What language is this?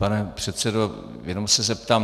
Czech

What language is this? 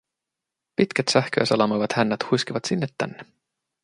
Finnish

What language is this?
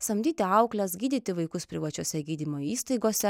Lithuanian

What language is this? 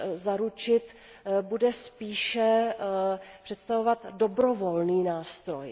Czech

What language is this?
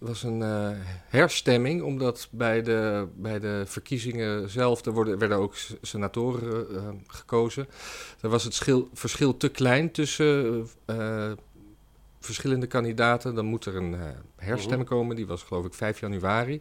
Dutch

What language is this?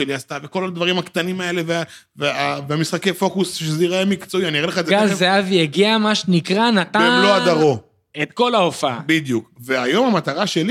Hebrew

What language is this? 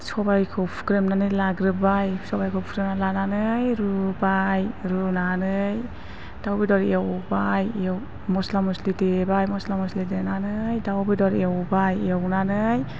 Bodo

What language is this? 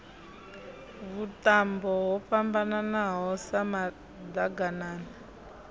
Venda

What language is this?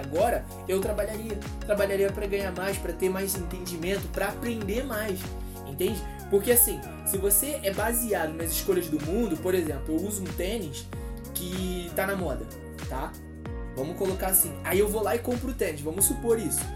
Portuguese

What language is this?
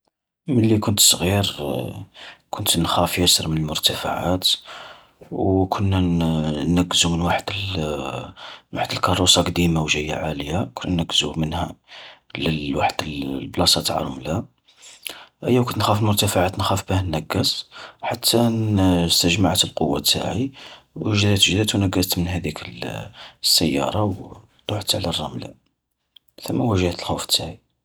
Algerian Arabic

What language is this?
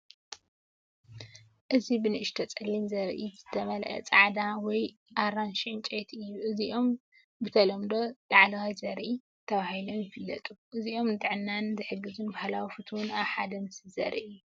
Tigrinya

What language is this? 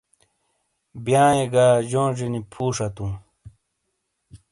Shina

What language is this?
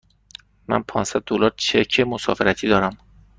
Persian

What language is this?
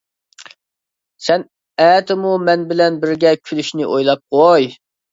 Uyghur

